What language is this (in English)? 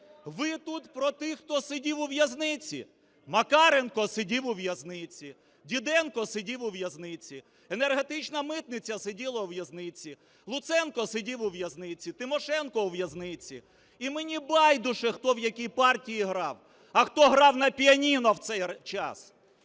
Ukrainian